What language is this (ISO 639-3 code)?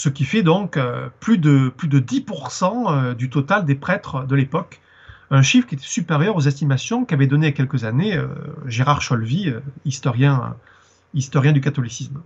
fra